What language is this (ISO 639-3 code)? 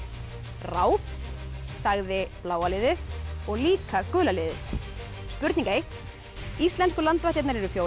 isl